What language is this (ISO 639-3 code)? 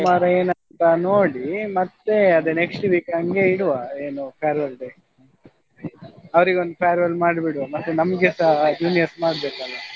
kan